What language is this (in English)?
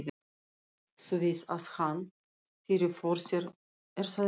Icelandic